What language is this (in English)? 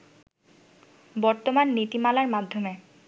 Bangla